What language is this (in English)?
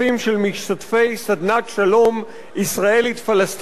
Hebrew